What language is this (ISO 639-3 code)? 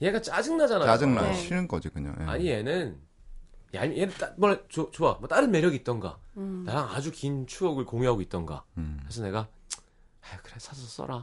kor